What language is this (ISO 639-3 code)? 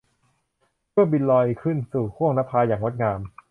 tha